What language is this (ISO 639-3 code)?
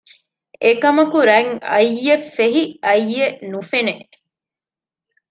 div